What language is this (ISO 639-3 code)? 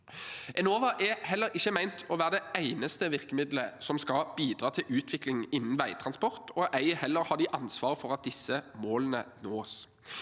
nor